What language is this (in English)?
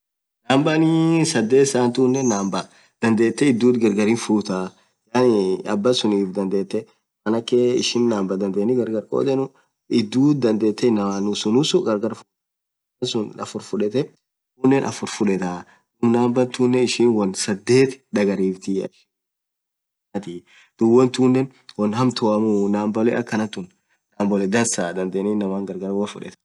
Orma